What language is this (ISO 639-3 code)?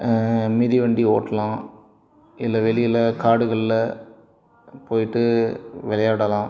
tam